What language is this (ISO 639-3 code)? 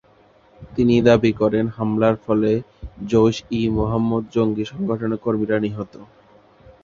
ben